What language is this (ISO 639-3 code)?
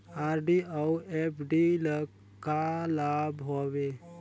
hne